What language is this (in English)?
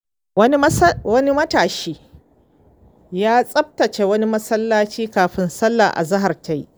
Hausa